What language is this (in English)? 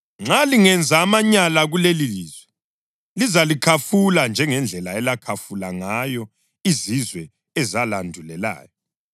North Ndebele